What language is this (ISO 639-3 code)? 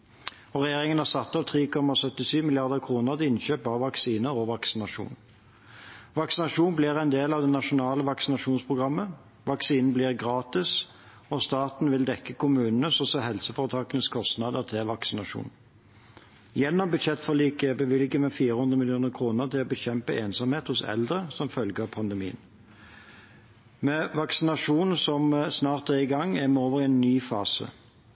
nob